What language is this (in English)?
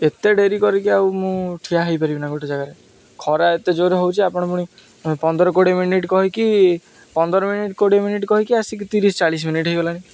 Odia